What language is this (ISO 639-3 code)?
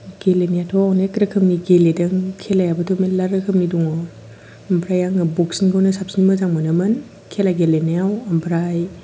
brx